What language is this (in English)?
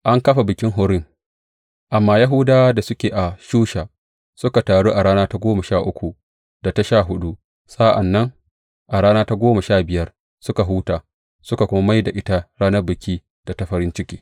Hausa